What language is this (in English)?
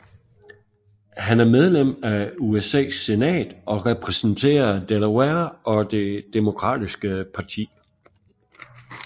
Danish